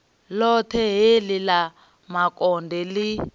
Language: Venda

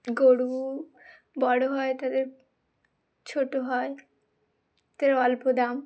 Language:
Bangla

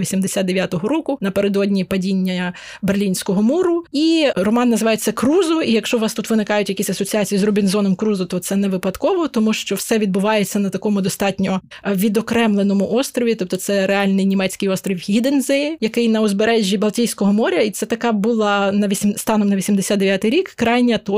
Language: Ukrainian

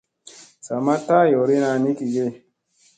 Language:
Musey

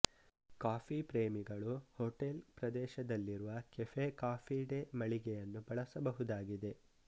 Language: Kannada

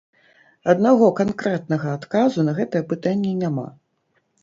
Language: Belarusian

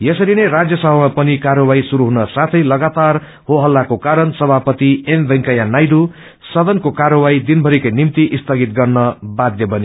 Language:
Nepali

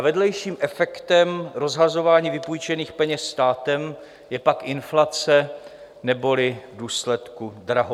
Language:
Czech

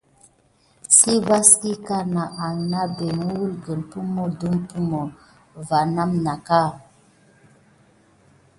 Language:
Gidar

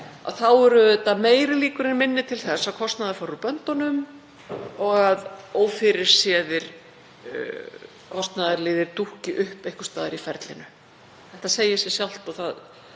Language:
Icelandic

